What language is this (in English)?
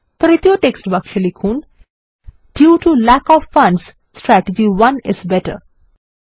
Bangla